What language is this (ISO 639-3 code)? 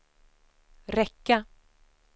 swe